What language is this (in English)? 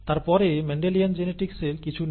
Bangla